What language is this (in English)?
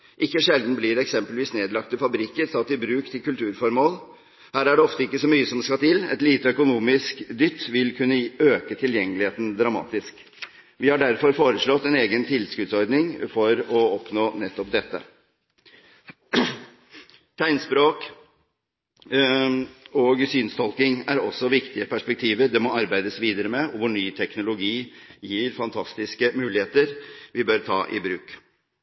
Norwegian Bokmål